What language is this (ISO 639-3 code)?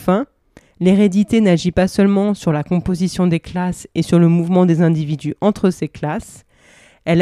fra